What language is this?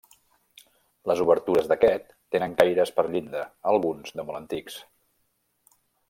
Catalan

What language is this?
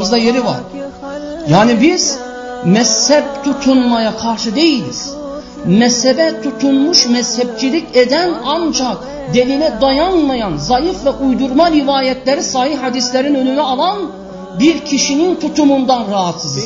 Turkish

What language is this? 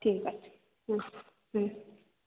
Bangla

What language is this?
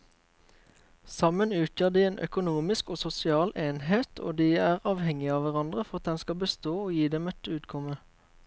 Norwegian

